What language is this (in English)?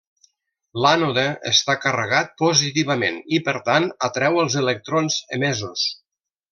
Catalan